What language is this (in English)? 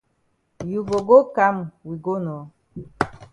Cameroon Pidgin